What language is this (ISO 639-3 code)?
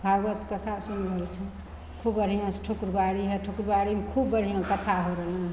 mai